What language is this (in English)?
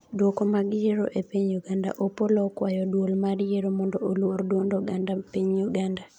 Luo (Kenya and Tanzania)